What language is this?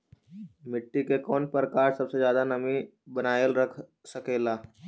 Magahi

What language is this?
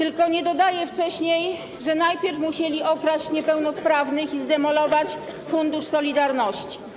Polish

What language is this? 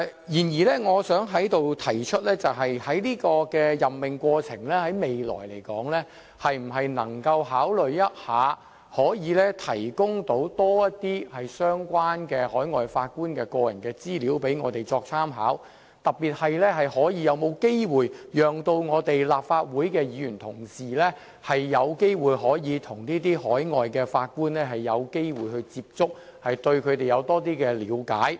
Cantonese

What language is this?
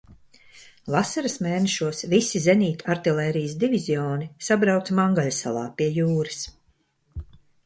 Latvian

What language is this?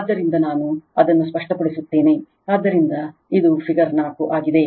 Kannada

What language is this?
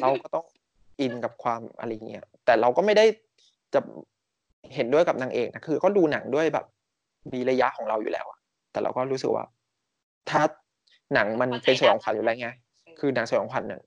Thai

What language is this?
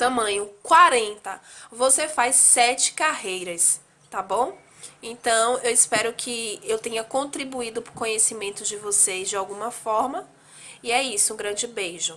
Portuguese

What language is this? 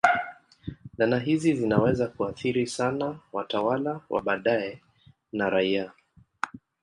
Swahili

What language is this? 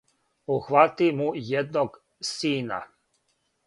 Serbian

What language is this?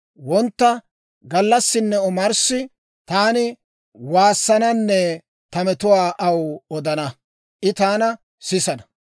Dawro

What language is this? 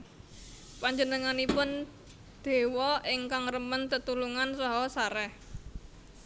Javanese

